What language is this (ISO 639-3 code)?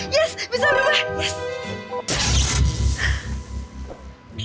ind